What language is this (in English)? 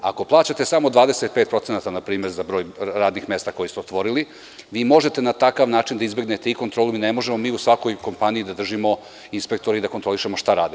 Serbian